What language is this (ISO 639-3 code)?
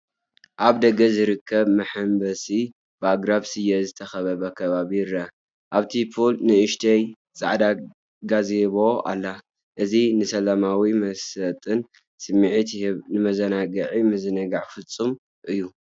tir